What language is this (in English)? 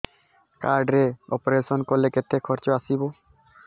Odia